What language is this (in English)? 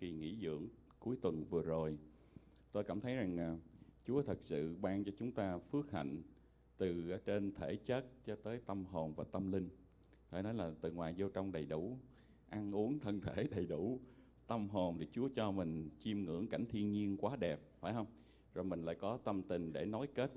Vietnamese